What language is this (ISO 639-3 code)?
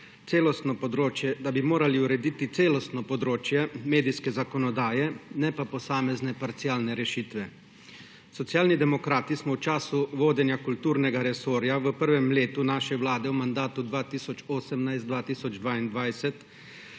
slv